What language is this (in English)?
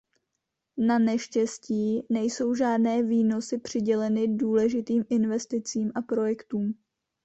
Czech